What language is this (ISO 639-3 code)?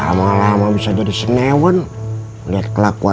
ind